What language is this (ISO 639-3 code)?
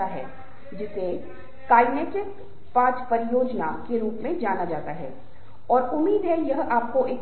hin